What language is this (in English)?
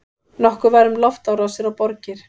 Icelandic